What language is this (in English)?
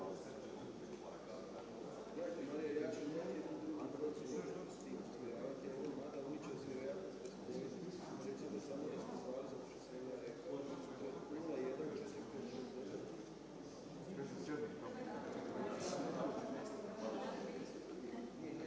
Croatian